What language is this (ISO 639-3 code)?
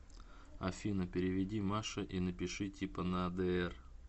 rus